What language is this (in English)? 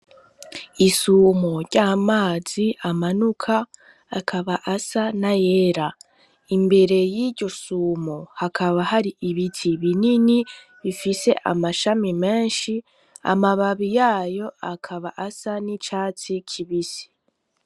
Rundi